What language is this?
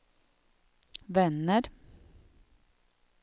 Swedish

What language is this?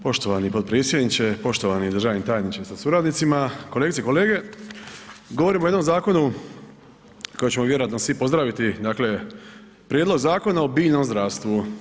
Croatian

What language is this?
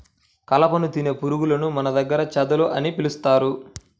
Telugu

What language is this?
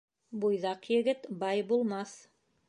Bashkir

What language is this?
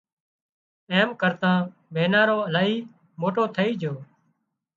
Wadiyara Koli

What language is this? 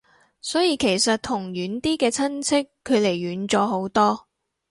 Cantonese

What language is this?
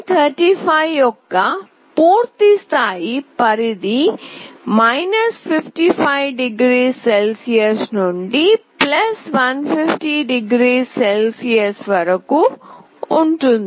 Telugu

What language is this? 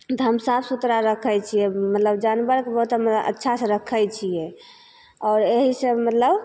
Maithili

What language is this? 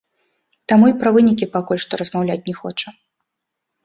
Belarusian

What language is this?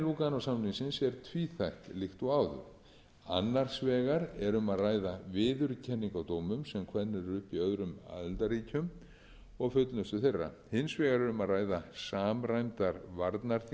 Icelandic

